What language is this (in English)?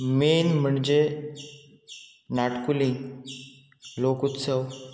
Konkani